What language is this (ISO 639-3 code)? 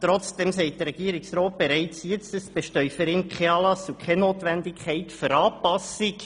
gsw